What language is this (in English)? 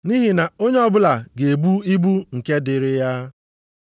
Igbo